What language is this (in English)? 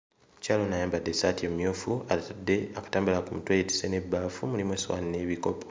Ganda